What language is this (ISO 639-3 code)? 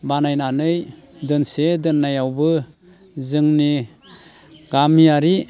brx